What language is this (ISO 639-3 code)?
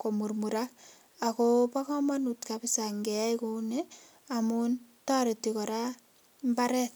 kln